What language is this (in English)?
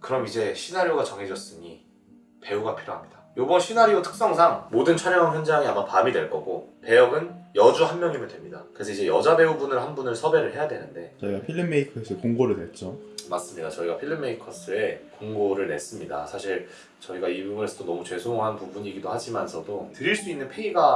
Korean